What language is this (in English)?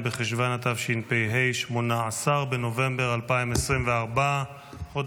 Hebrew